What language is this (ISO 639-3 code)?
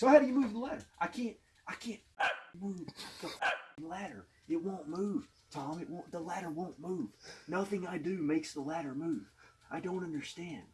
eng